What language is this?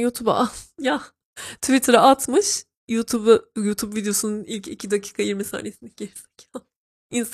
Turkish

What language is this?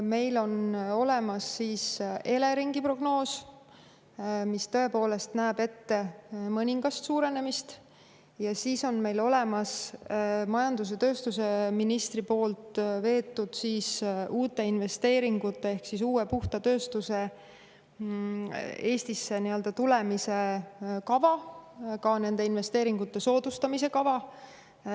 Estonian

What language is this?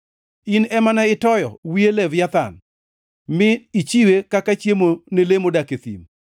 Luo (Kenya and Tanzania)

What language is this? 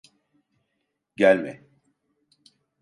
Turkish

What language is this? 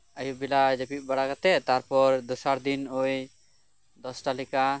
Santali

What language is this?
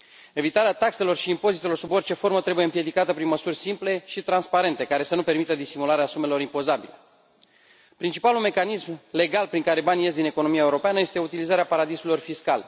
Romanian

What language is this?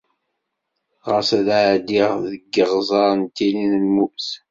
Kabyle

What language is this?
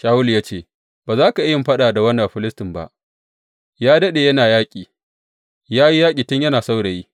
Hausa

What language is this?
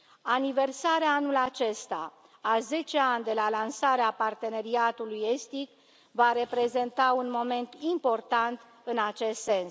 Romanian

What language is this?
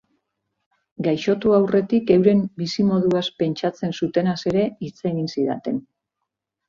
Basque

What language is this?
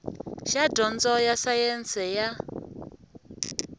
Tsonga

